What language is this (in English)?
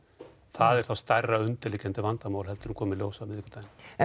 Icelandic